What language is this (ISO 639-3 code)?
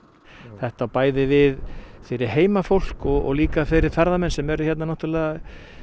isl